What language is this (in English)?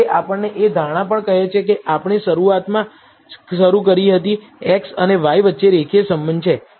Gujarati